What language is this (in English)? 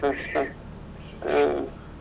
Kannada